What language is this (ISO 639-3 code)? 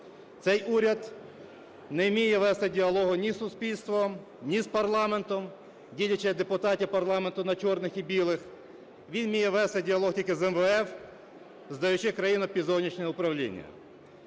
ukr